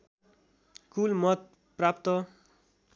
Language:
Nepali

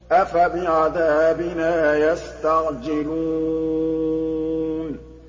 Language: Arabic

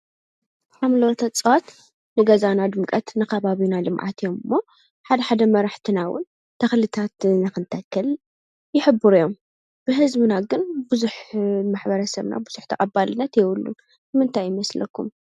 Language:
Tigrinya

